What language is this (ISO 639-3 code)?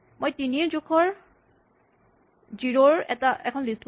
asm